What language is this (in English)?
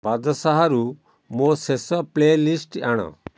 Odia